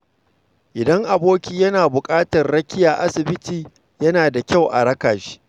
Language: Hausa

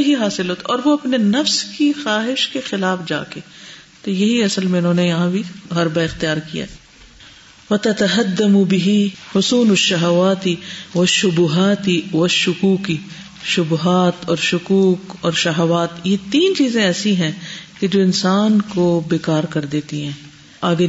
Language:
Urdu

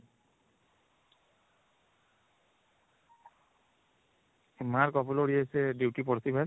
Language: Odia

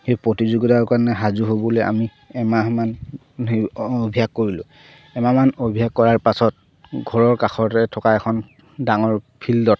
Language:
Assamese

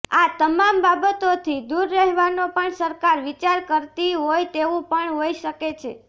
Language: Gujarati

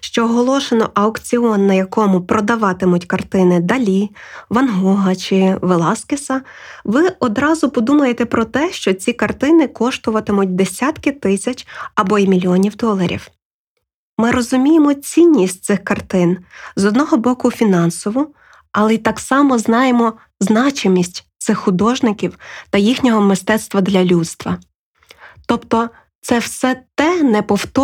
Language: Ukrainian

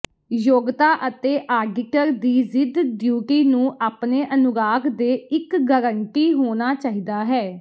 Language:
Punjabi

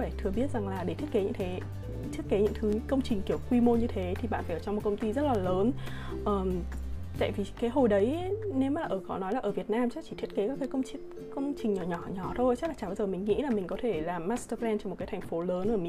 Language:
Vietnamese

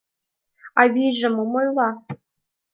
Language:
Mari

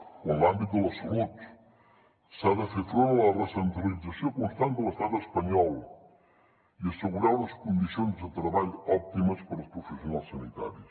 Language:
Catalan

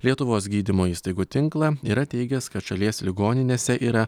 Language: Lithuanian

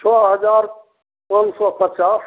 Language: Maithili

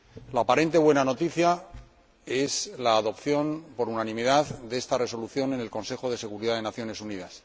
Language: Spanish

